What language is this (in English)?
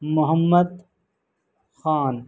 Urdu